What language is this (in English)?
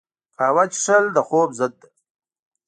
Pashto